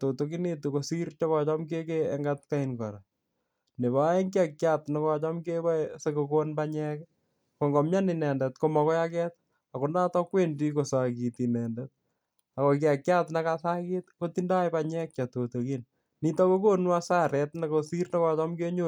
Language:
Kalenjin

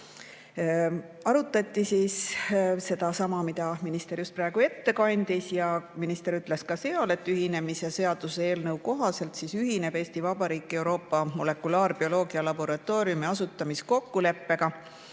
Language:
Estonian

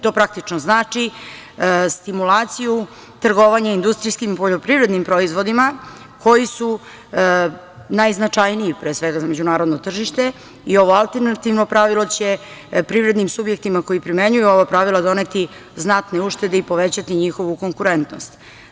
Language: Serbian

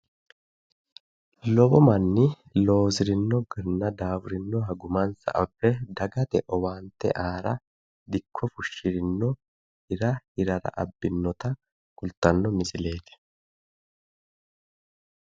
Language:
Sidamo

